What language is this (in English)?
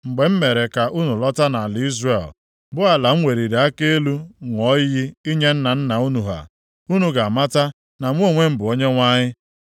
Igbo